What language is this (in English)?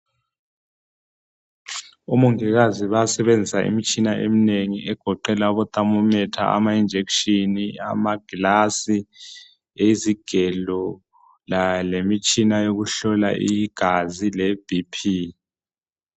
North Ndebele